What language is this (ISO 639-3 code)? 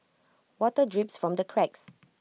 eng